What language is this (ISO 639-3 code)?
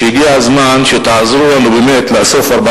heb